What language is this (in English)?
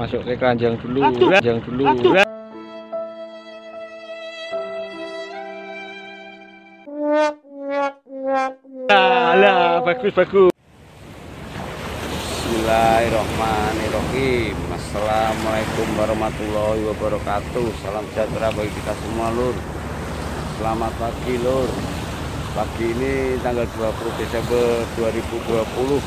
Indonesian